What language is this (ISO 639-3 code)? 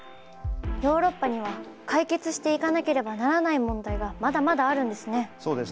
jpn